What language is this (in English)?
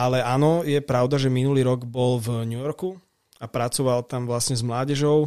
Slovak